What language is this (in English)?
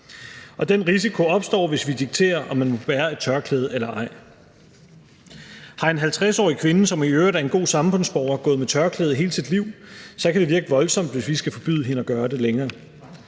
Danish